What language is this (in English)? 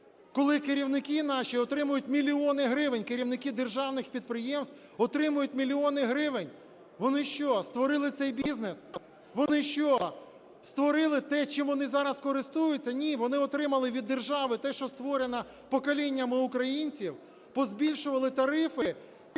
Ukrainian